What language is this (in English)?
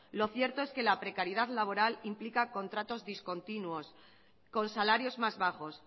Spanish